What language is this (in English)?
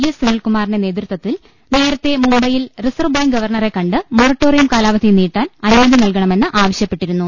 Malayalam